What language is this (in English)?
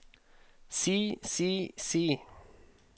Norwegian